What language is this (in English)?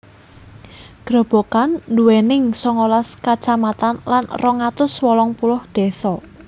Javanese